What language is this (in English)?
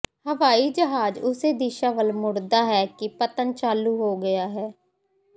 Punjabi